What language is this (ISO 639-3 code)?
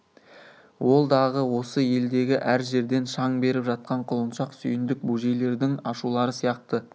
kaz